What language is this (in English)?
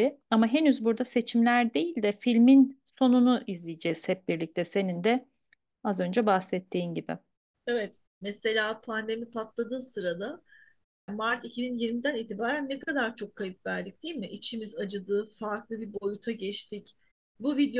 Turkish